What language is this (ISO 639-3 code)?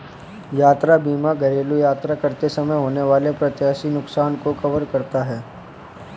hin